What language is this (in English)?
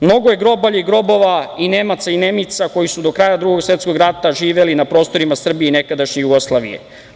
Serbian